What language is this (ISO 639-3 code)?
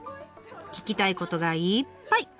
jpn